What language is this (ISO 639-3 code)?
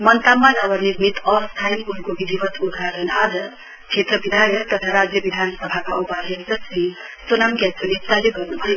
nep